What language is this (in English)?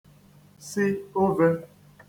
Igbo